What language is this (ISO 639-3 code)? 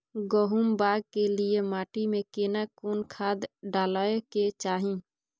mai